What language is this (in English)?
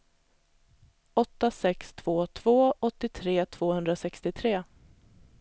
Swedish